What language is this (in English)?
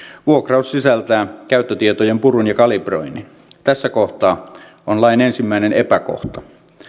Finnish